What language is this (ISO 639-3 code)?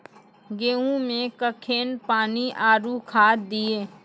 mai